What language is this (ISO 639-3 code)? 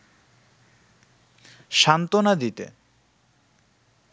ben